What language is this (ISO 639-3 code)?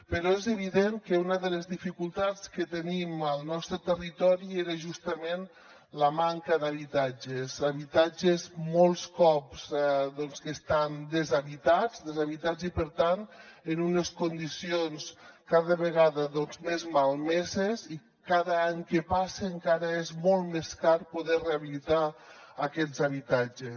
cat